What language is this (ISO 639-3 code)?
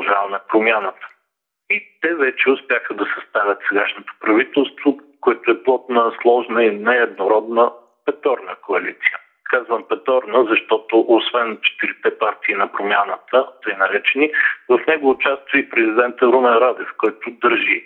bul